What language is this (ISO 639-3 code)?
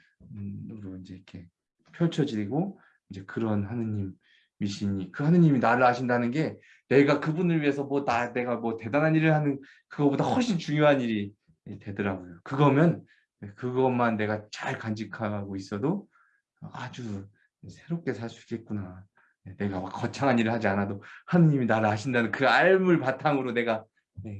kor